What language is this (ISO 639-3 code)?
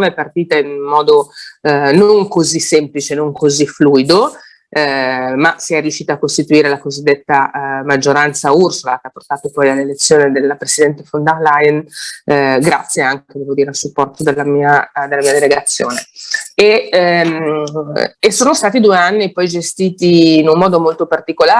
ita